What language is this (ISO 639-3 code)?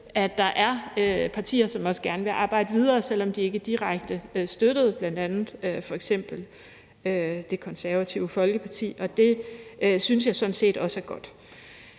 dan